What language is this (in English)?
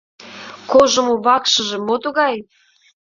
Mari